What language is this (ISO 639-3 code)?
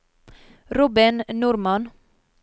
nor